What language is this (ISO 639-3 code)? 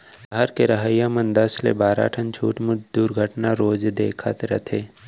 hne